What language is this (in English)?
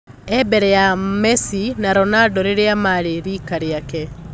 Kikuyu